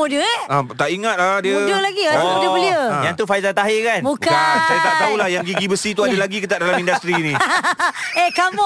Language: Malay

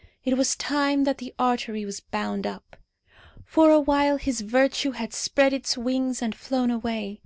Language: English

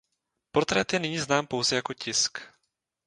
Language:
Czech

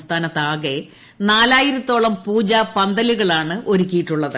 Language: Malayalam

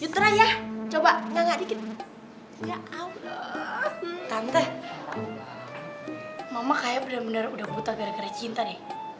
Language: Indonesian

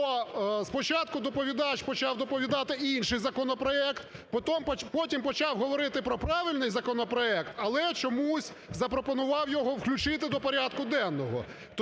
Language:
Ukrainian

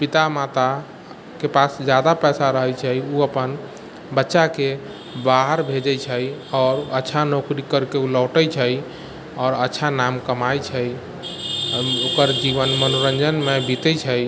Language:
Maithili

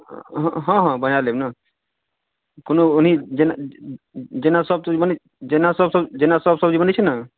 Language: Maithili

